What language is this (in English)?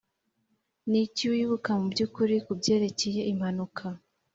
Kinyarwanda